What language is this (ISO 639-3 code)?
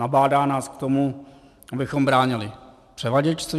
ces